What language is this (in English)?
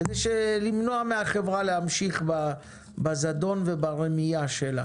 Hebrew